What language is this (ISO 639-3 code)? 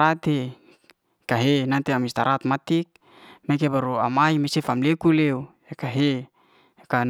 ste